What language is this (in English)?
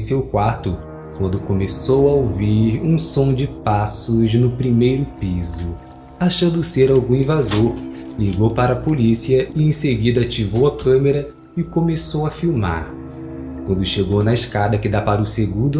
Portuguese